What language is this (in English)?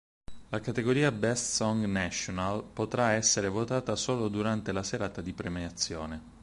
Italian